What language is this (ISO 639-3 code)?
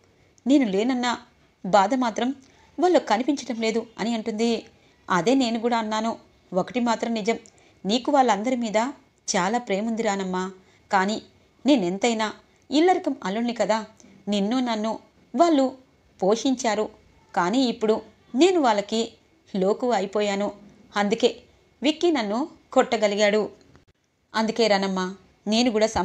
tel